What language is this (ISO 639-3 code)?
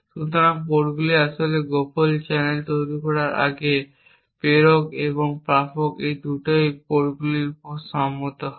ben